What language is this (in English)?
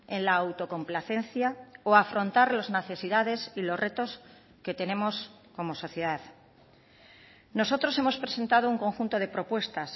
Spanish